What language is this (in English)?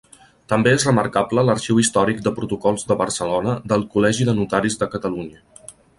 Catalan